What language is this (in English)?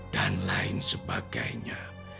Indonesian